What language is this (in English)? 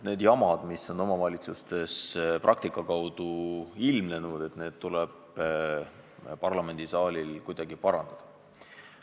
Estonian